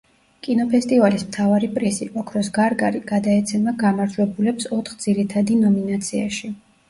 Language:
Georgian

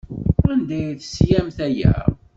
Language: Kabyle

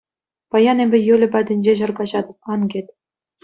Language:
Chuvash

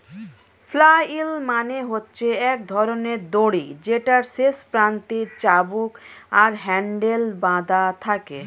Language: Bangla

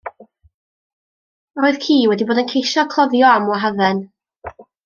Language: Welsh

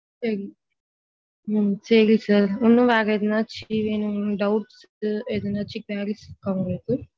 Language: Tamil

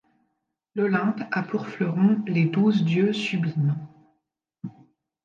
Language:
French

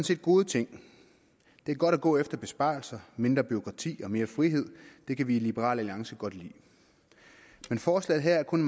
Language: Danish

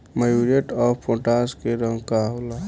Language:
Bhojpuri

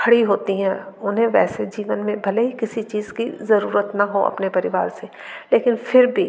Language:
Hindi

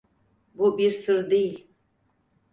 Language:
Turkish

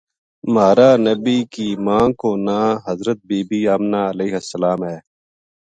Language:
Gujari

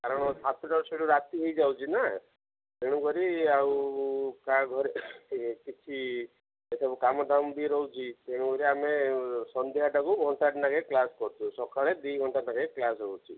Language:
Odia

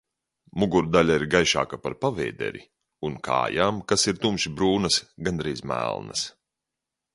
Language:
Latvian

